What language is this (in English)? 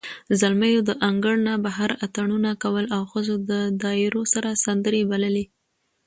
Pashto